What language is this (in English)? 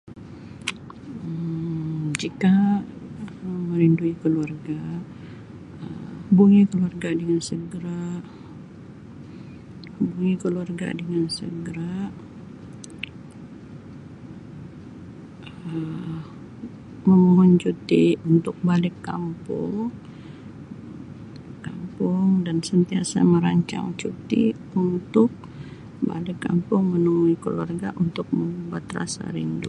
Sabah Malay